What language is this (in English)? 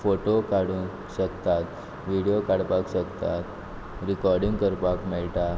Konkani